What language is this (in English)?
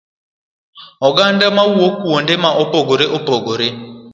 Luo (Kenya and Tanzania)